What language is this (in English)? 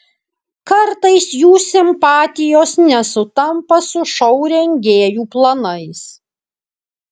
Lithuanian